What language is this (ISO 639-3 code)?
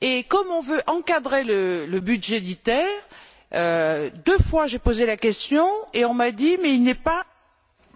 fra